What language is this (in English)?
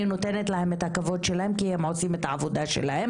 Hebrew